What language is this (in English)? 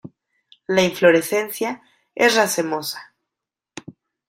Spanish